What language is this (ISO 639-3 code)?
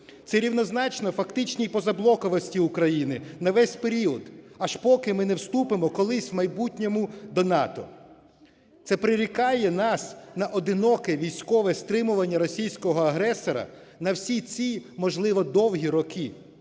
ukr